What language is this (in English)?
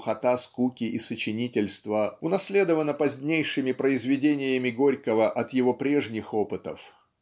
Russian